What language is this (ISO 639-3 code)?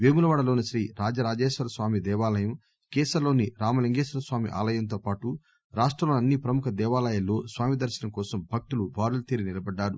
tel